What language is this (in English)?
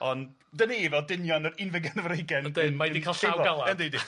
Welsh